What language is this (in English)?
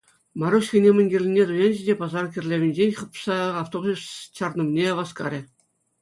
Chuvash